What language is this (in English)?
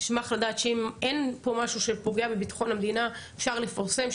Hebrew